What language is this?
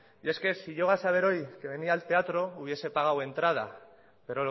Spanish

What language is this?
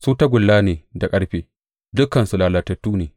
Hausa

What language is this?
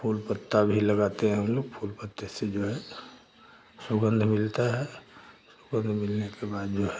Hindi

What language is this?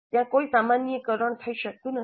Gujarati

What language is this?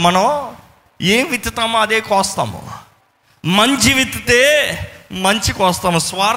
Telugu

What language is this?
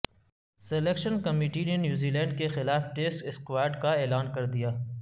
Urdu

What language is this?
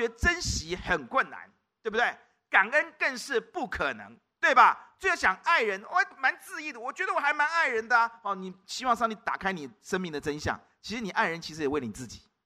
Chinese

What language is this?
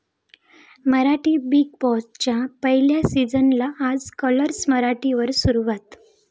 Marathi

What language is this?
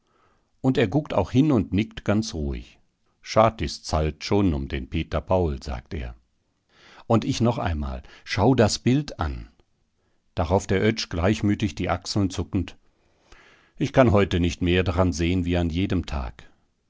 German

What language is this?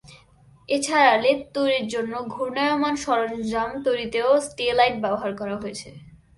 Bangla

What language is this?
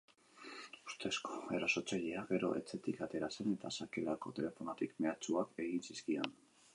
Basque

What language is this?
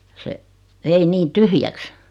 Finnish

